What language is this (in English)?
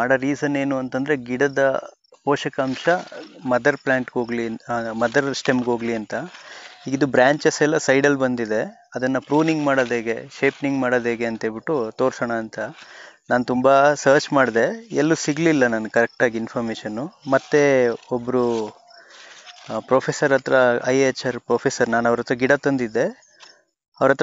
Japanese